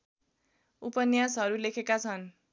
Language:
Nepali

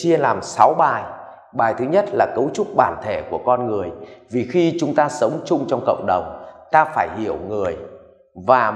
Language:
Vietnamese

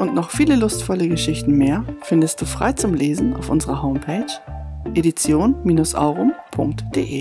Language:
German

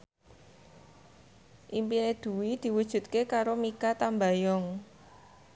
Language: Javanese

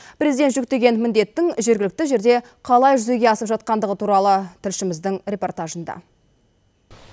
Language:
Kazakh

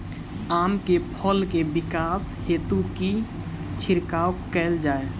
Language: Maithili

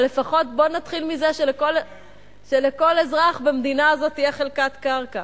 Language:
Hebrew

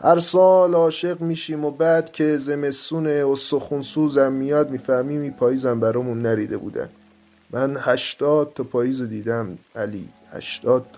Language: Persian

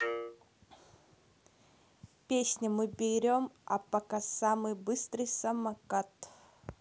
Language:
Russian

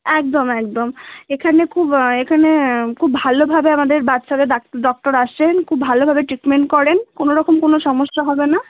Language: Bangla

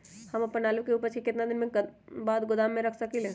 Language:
Magahi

